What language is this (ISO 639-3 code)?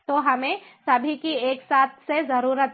hin